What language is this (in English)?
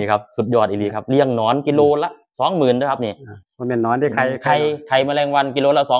Thai